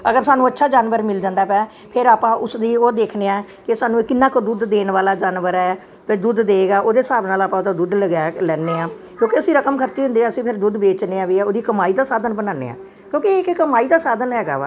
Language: Punjabi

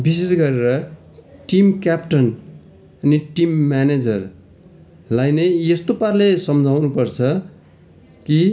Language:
Nepali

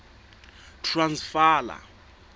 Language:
Southern Sotho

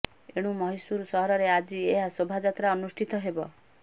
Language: Odia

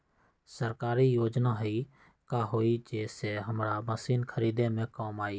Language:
Magahi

